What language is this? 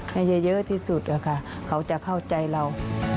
Thai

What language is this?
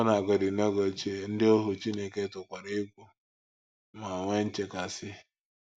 Igbo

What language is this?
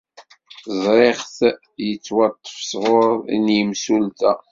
Kabyle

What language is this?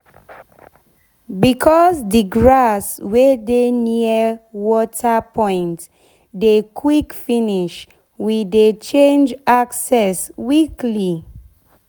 Nigerian Pidgin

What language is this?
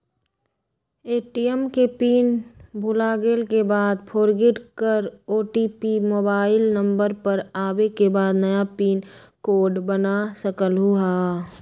Magahi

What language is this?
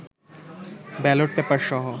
Bangla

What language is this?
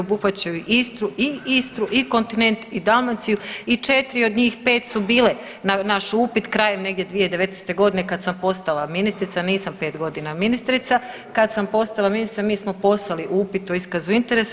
Croatian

